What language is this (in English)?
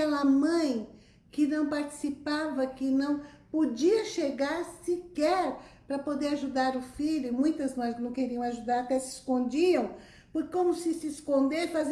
Portuguese